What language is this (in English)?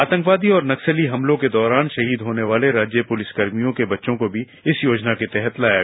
Hindi